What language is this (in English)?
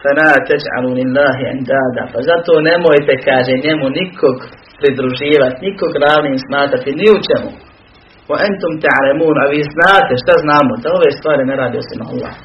Croatian